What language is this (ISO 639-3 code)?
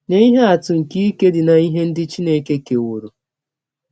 ibo